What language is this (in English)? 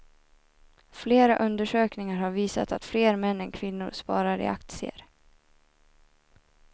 Swedish